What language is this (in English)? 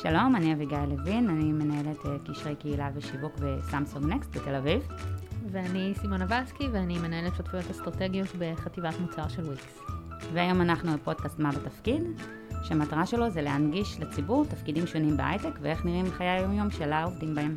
Hebrew